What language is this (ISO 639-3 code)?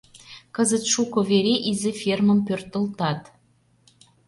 chm